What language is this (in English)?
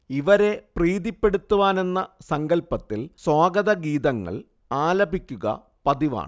Malayalam